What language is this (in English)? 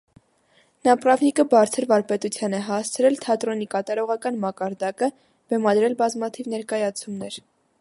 Armenian